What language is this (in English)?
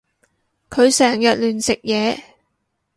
Cantonese